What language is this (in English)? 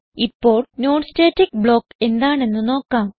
Malayalam